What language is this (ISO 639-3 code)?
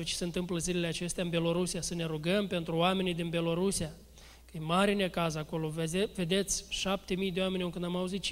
ron